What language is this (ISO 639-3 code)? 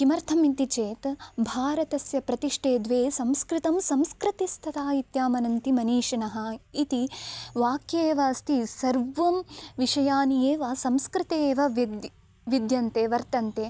san